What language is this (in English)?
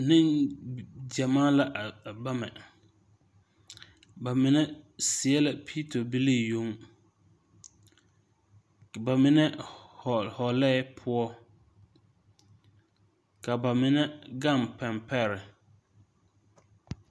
Southern Dagaare